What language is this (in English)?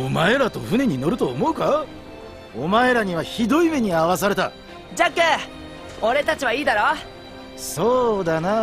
Japanese